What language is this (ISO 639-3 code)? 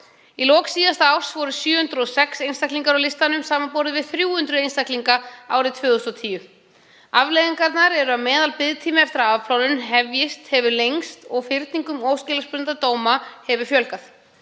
isl